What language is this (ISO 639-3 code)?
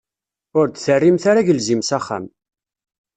kab